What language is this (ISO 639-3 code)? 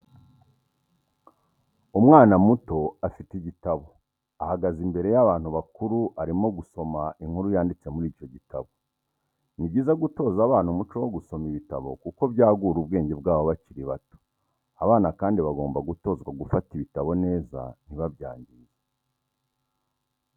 kin